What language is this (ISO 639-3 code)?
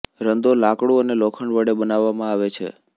guj